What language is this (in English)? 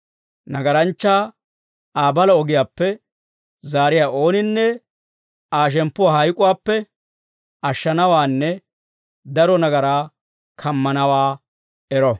Dawro